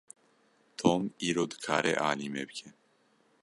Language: Kurdish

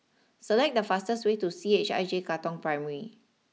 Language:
English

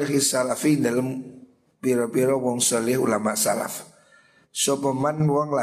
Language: Indonesian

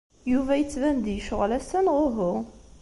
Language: Kabyle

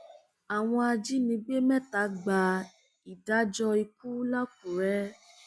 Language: Yoruba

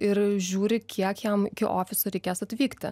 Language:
Lithuanian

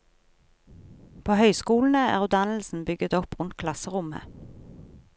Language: Norwegian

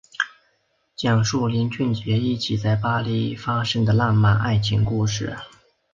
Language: Chinese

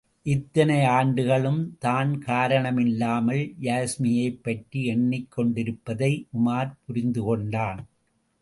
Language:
Tamil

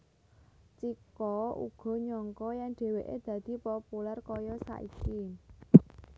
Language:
Javanese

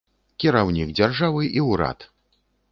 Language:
Belarusian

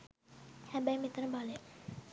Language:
Sinhala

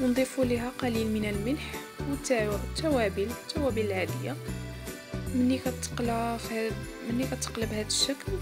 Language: Arabic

